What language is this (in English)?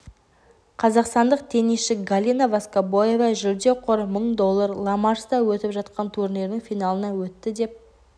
Kazakh